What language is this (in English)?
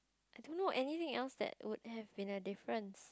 English